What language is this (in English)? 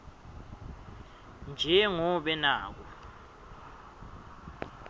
Swati